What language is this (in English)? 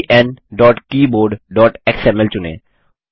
Hindi